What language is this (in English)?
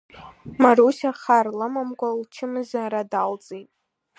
Abkhazian